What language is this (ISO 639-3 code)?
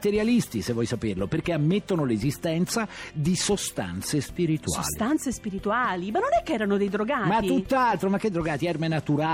ita